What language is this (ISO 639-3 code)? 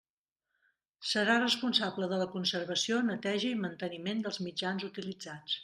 cat